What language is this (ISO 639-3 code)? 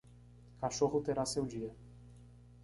por